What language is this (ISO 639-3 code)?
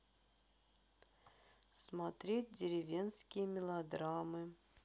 rus